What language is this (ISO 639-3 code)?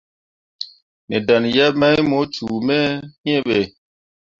mua